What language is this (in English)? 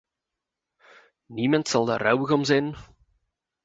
Dutch